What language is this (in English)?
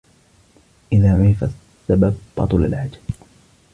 Arabic